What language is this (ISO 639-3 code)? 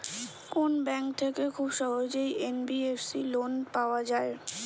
ben